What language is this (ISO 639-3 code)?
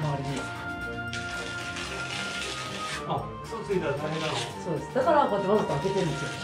jpn